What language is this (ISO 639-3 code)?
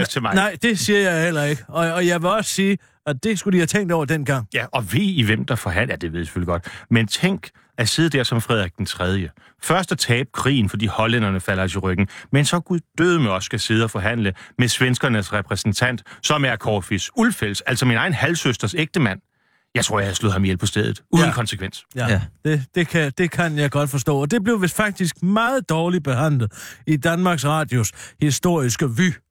dan